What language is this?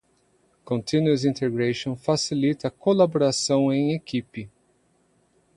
Portuguese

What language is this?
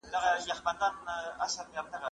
Pashto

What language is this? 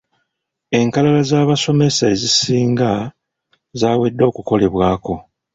Ganda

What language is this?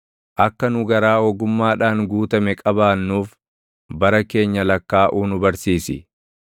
Oromo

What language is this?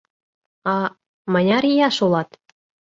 Mari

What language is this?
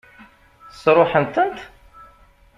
Kabyle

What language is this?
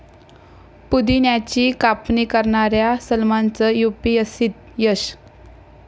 Marathi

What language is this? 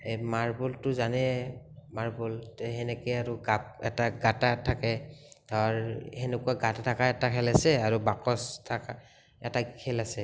Assamese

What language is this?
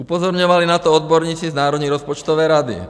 Czech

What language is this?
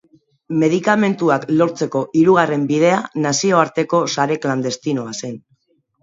Basque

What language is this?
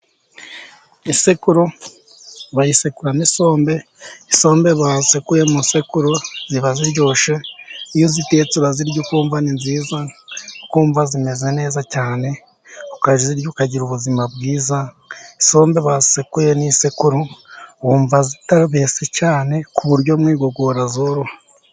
Kinyarwanda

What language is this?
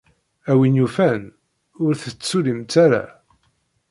Kabyle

